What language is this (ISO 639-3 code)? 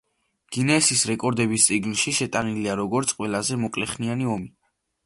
kat